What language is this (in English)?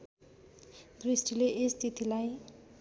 Nepali